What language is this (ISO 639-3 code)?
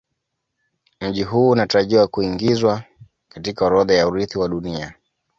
swa